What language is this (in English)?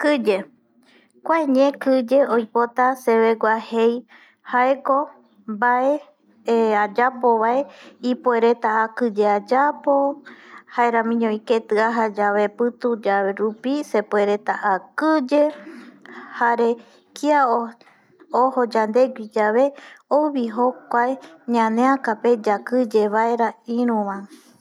Eastern Bolivian Guaraní